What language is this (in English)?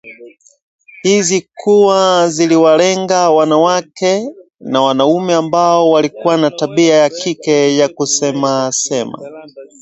Swahili